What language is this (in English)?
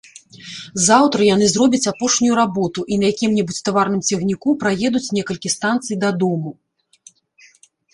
Belarusian